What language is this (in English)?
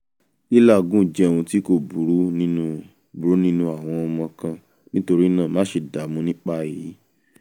Yoruba